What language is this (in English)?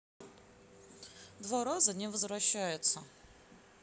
Russian